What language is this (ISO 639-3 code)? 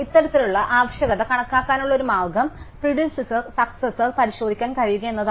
mal